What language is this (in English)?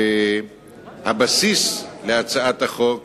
Hebrew